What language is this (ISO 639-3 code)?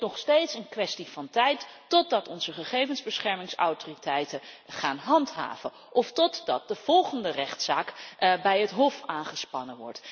nld